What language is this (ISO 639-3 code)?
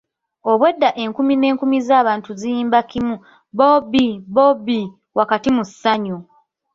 lug